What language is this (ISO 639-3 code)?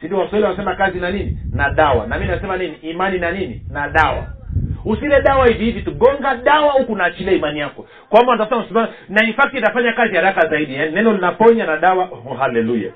swa